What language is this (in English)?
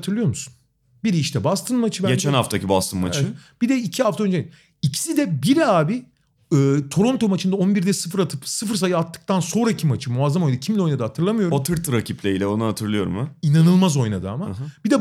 Turkish